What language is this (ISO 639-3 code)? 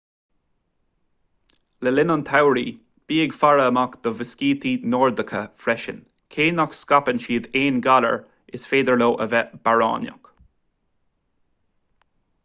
gle